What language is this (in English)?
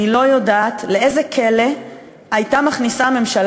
Hebrew